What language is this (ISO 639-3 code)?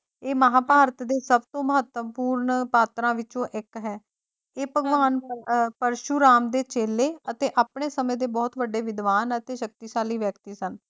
pan